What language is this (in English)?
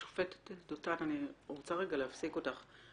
Hebrew